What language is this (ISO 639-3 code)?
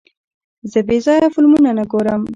pus